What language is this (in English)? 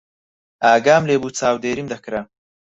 Central Kurdish